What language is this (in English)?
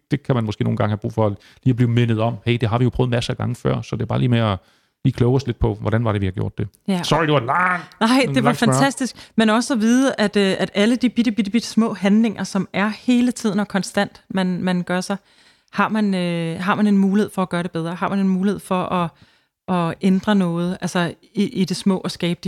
Danish